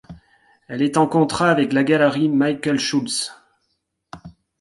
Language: French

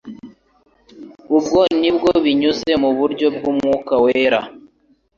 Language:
Kinyarwanda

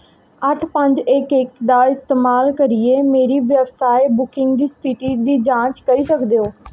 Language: Dogri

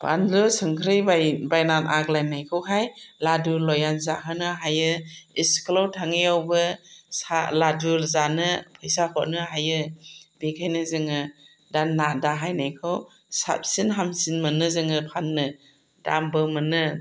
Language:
Bodo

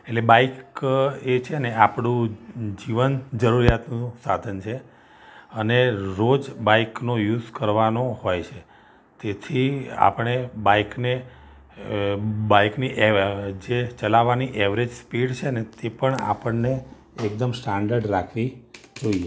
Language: Gujarati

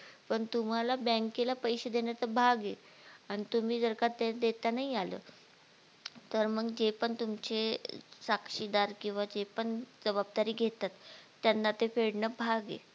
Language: Marathi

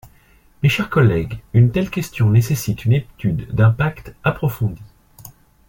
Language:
French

